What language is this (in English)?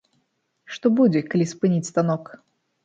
Belarusian